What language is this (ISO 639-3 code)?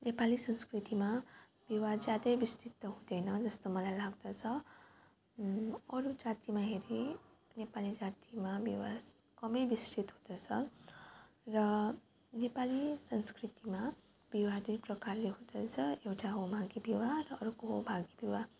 nep